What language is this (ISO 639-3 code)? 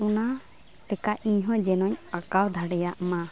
sat